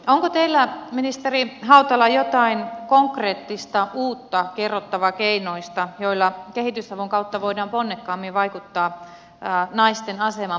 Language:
Finnish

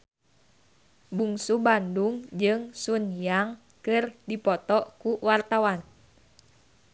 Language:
Sundanese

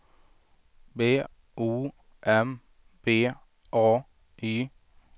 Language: Swedish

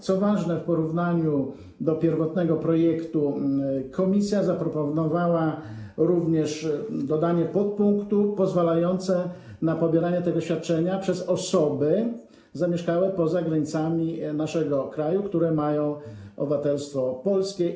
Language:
Polish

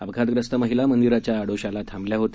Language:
Marathi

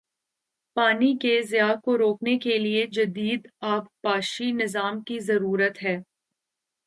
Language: Urdu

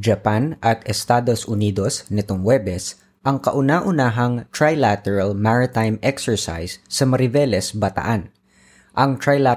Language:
Filipino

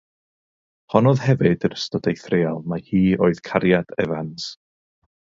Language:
Welsh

